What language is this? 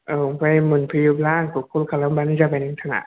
Bodo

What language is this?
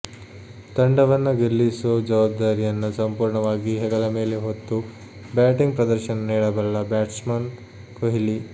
Kannada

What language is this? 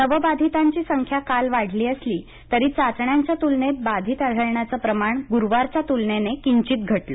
Marathi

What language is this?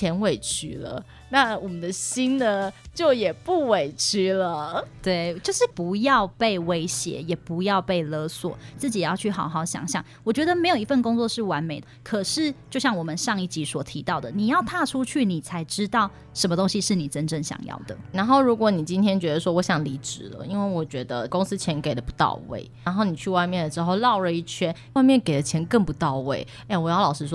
Chinese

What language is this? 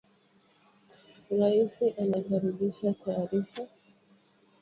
Swahili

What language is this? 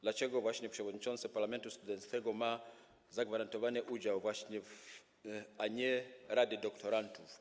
Polish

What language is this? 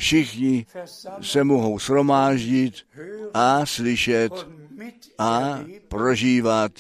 Czech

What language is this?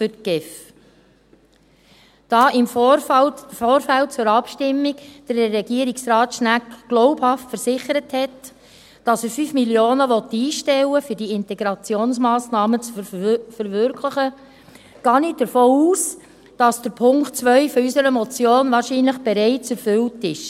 Swiss German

